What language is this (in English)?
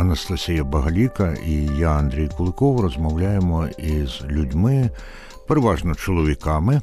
Ukrainian